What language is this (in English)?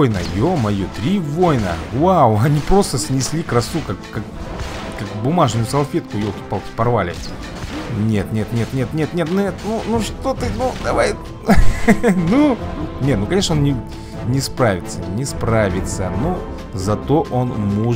Russian